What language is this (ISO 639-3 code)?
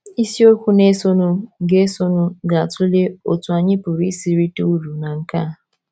ibo